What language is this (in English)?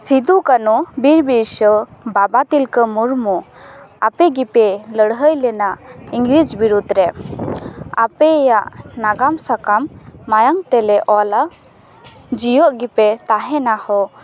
Santali